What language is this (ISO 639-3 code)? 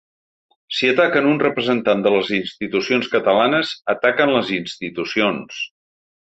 cat